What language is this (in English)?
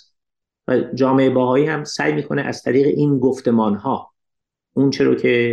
Persian